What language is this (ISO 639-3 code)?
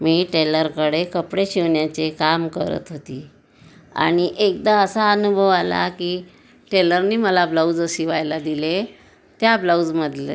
mar